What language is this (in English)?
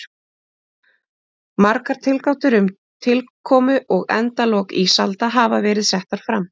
Icelandic